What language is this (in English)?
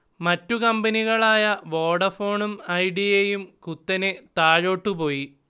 Malayalam